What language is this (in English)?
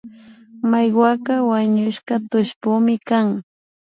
Imbabura Highland Quichua